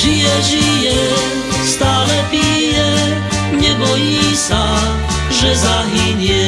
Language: Slovak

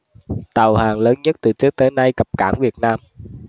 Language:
Vietnamese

